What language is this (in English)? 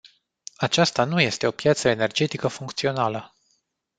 Romanian